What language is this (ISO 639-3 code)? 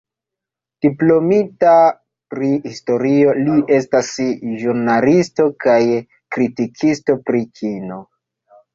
epo